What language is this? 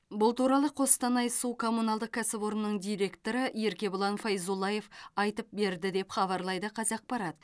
Kazakh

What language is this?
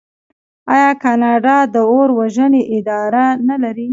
Pashto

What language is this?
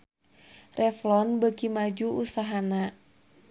Sundanese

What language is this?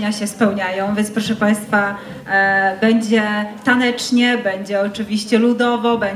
Polish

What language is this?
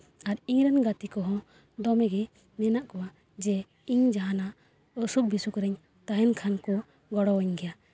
Santali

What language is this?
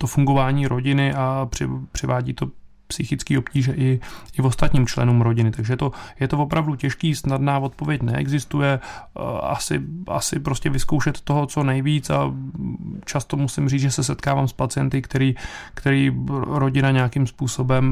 Czech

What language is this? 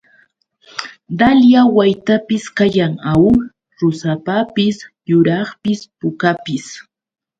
Yauyos Quechua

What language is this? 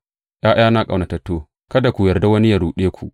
Hausa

